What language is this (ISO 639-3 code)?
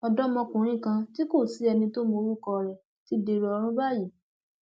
yor